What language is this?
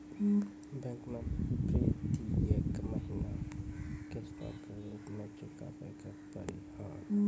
Maithili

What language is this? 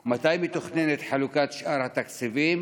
Hebrew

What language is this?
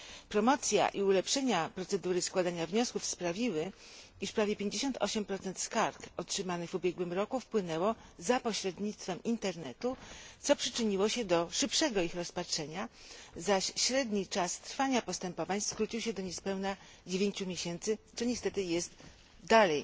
Polish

